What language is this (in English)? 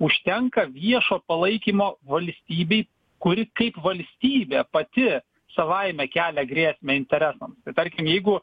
Lithuanian